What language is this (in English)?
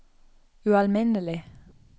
Norwegian